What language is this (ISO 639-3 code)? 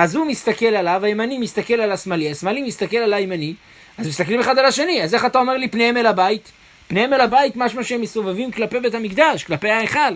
heb